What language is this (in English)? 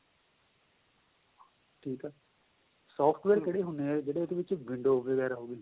Punjabi